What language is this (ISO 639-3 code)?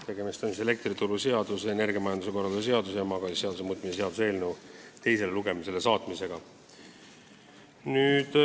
est